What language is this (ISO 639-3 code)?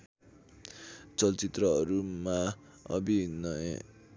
nep